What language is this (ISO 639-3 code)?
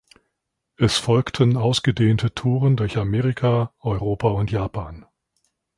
deu